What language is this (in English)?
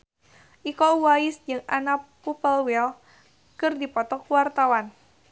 Sundanese